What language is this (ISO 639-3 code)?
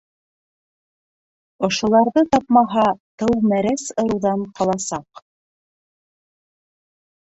bak